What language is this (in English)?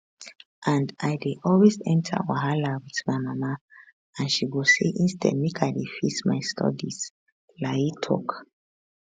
Nigerian Pidgin